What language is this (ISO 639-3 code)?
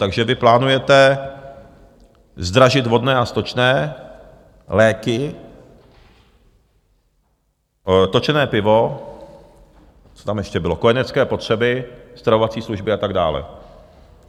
ces